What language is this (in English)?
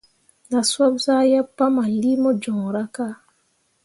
Mundang